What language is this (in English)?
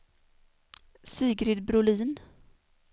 Swedish